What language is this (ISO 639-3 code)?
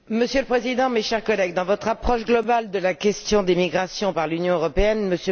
fra